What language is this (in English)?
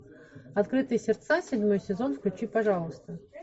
Russian